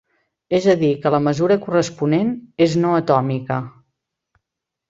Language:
Catalan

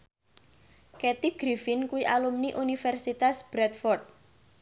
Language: Javanese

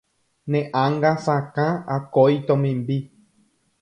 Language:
Guarani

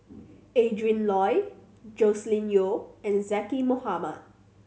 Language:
English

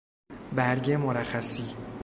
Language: Persian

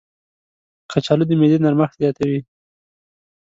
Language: Pashto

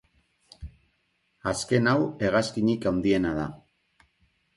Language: Basque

